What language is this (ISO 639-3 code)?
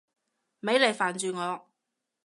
yue